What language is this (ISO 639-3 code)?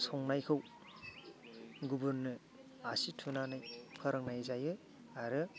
brx